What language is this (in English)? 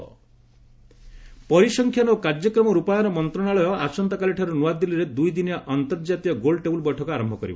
Odia